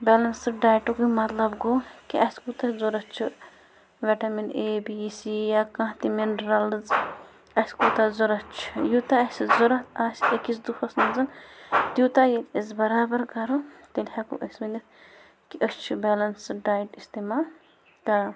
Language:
Kashmiri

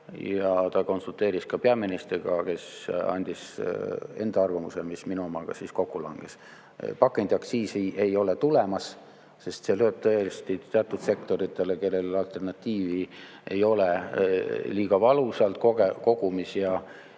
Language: Estonian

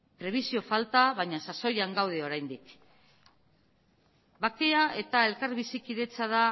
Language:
Basque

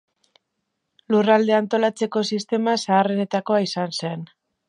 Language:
Basque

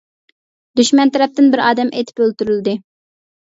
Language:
Uyghur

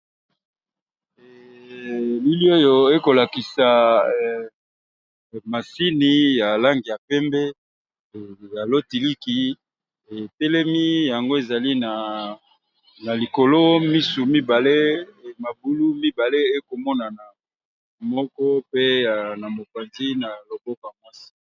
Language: Lingala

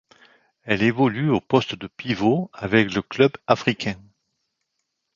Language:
French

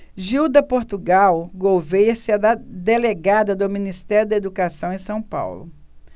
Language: Portuguese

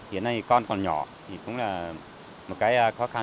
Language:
Vietnamese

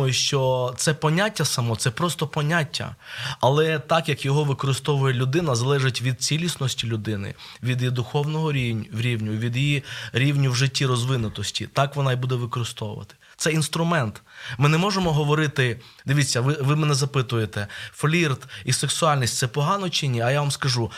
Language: Ukrainian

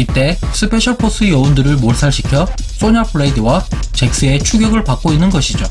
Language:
Korean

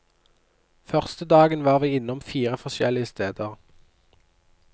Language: Norwegian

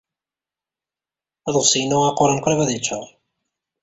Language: Kabyle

